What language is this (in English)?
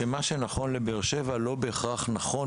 Hebrew